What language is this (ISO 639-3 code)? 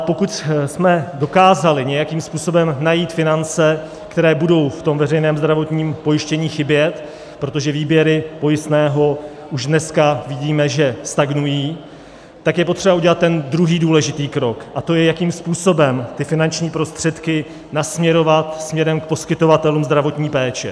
ces